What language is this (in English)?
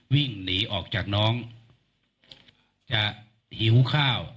Thai